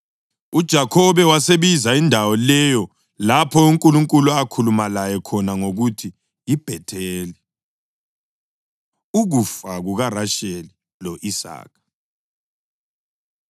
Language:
North Ndebele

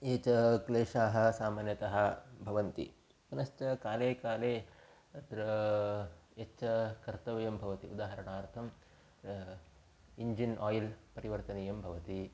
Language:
Sanskrit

